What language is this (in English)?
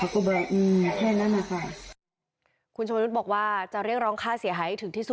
Thai